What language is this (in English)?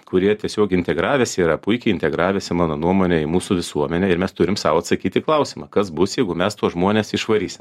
Lithuanian